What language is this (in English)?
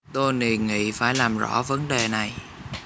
Vietnamese